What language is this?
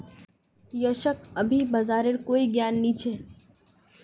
Magahi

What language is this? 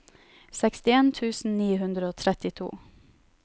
Norwegian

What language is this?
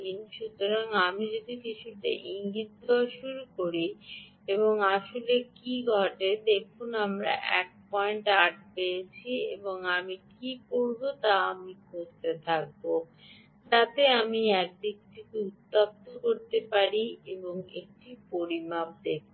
Bangla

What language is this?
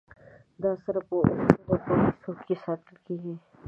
Pashto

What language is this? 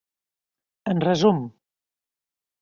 Catalan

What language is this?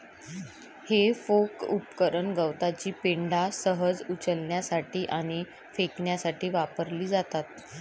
Marathi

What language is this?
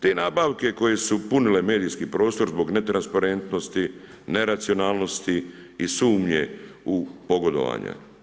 Croatian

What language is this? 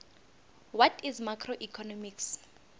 South Ndebele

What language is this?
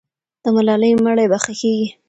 Pashto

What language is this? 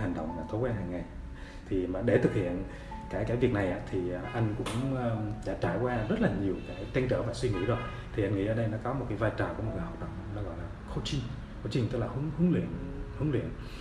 Vietnamese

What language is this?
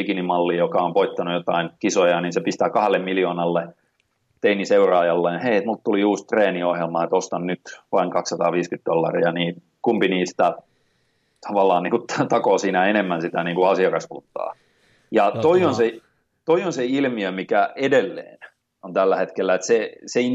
Finnish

